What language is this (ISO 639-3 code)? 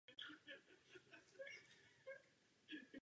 ces